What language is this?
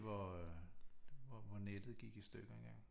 Danish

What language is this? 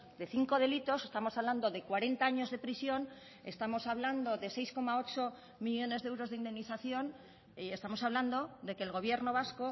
Spanish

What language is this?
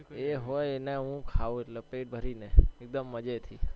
Gujarati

